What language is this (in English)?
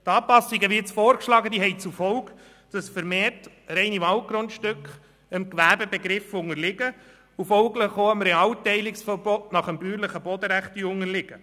Swiss German